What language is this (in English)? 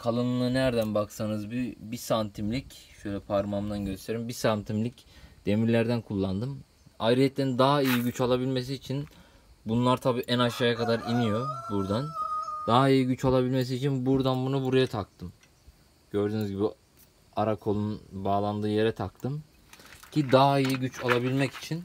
Turkish